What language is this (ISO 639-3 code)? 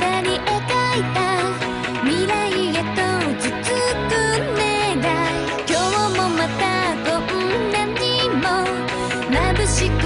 jpn